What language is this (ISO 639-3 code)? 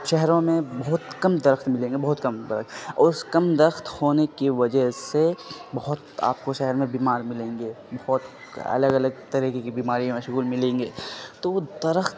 urd